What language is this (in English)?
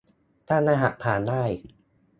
Thai